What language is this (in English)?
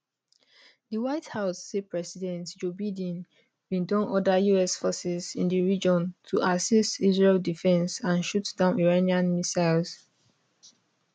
Nigerian Pidgin